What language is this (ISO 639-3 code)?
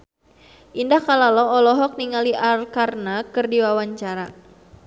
sun